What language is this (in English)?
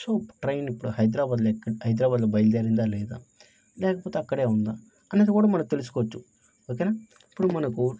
Telugu